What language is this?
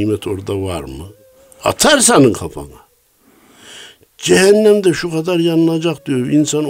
Turkish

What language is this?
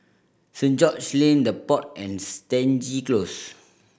English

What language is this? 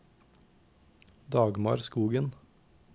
Norwegian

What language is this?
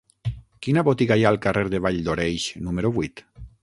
Catalan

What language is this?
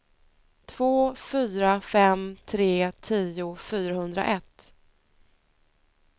Swedish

